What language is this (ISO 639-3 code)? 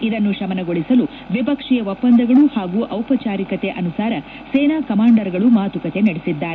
kan